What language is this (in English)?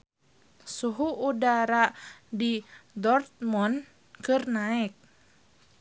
Sundanese